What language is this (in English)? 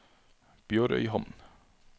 Norwegian